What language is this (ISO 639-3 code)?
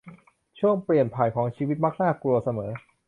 tha